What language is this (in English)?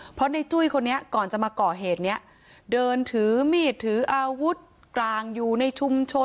Thai